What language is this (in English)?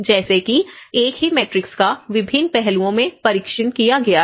Hindi